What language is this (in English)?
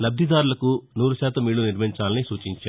Telugu